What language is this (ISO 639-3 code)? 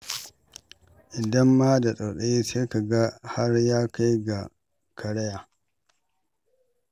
hau